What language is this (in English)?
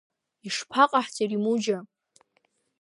Abkhazian